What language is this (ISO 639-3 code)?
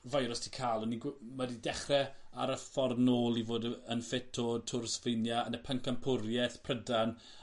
cym